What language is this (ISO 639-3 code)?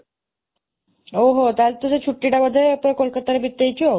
ori